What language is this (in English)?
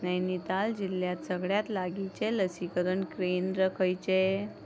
Konkani